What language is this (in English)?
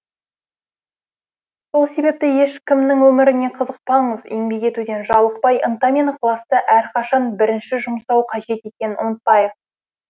Kazakh